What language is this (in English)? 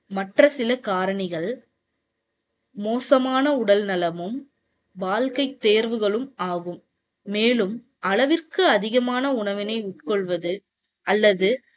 Tamil